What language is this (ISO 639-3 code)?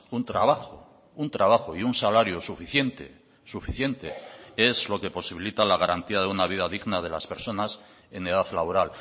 spa